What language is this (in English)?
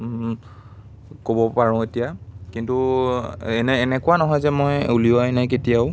Assamese